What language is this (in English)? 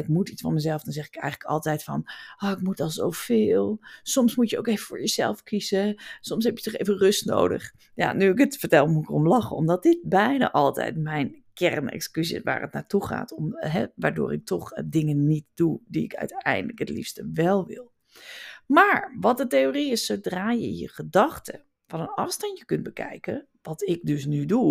Dutch